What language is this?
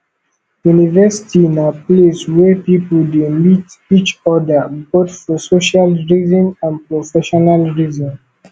Nigerian Pidgin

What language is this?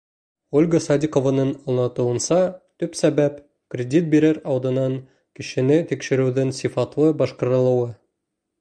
Bashkir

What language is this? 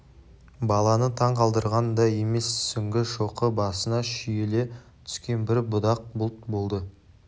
Kazakh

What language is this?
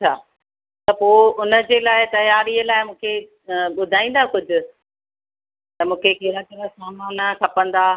Sindhi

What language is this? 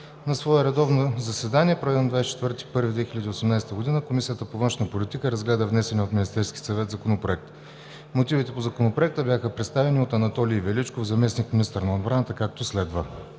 Bulgarian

